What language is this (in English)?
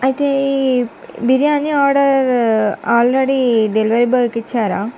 Telugu